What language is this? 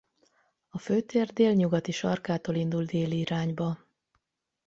Hungarian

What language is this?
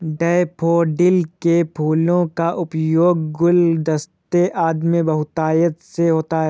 Hindi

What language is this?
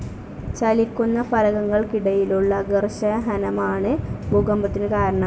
Malayalam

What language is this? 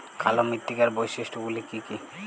Bangla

